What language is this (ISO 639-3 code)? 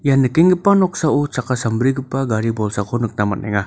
grt